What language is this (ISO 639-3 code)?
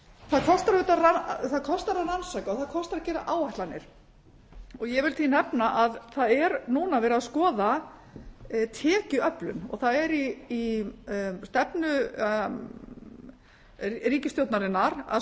isl